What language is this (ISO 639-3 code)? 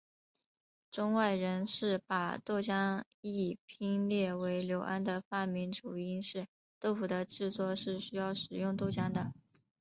zho